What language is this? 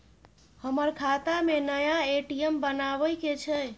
Maithili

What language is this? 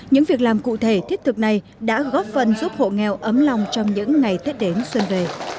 Vietnamese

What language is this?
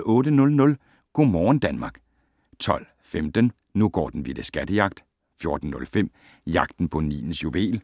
Danish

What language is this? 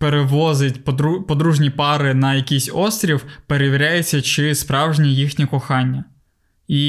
Ukrainian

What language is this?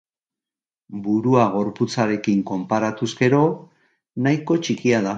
Basque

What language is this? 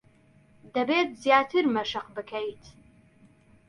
Central Kurdish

